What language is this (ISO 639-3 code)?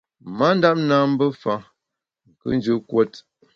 bax